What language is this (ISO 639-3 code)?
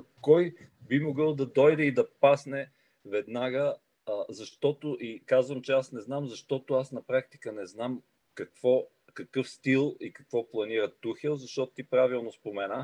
bul